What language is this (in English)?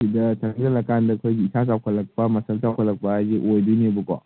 Manipuri